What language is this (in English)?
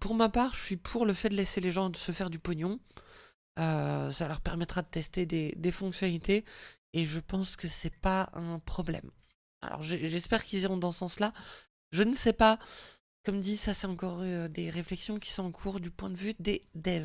French